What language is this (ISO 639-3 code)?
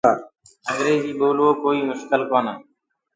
ggg